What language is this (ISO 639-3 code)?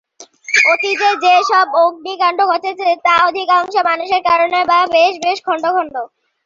ben